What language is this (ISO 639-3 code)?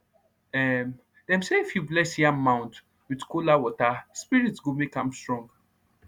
pcm